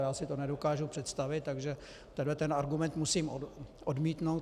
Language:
Czech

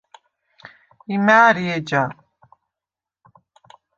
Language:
Svan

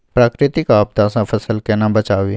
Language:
Maithili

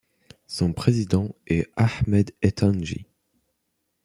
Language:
French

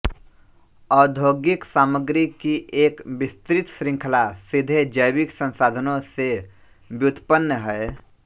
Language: Hindi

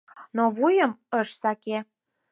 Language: Mari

